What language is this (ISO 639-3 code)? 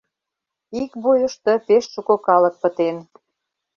chm